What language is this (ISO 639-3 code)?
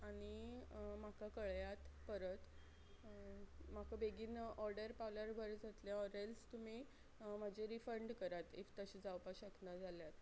kok